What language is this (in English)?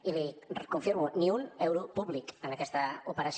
Catalan